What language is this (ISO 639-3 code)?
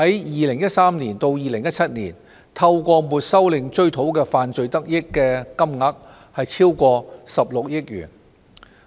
yue